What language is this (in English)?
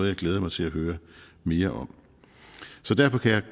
Danish